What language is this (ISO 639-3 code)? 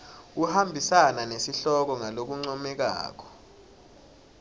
ssw